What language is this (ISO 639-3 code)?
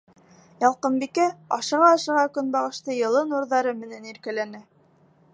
bak